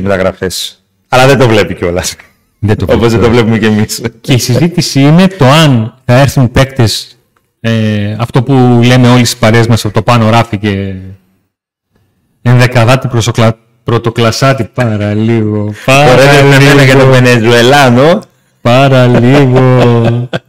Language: Greek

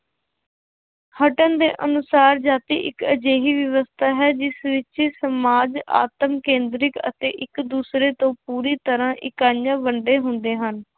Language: Punjabi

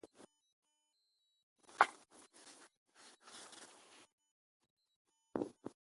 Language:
Ewondo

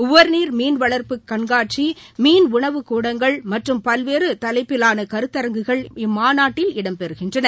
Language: Tamil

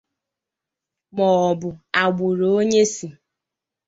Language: Igbo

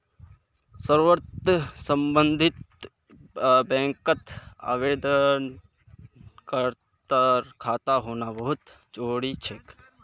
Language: Magahi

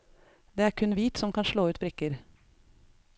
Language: Norwegian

